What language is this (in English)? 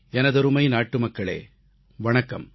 Tamil